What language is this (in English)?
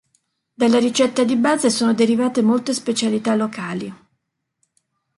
Italian